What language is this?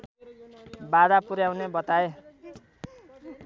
Nepali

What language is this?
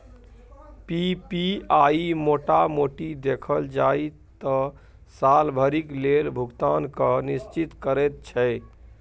Maithili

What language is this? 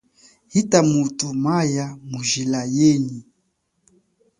Chokwe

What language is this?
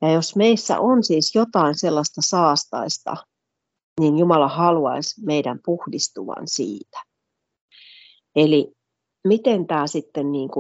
Finnish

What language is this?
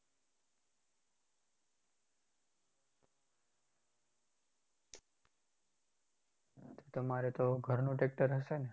Gujarati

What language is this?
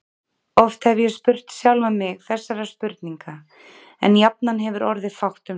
Icelandic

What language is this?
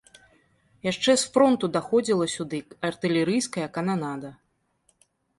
Belarusian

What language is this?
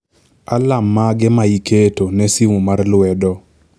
Luo (Kenya and Tanzania)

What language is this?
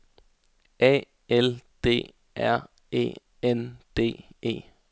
Danish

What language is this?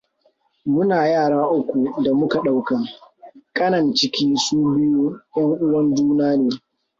Hausa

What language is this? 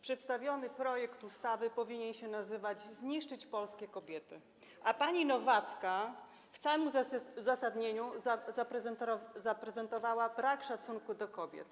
Polish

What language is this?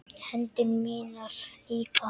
Icelandic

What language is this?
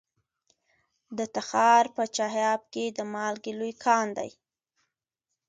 Pashto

